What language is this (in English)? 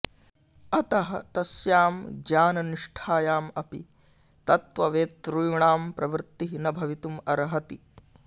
Sanskrit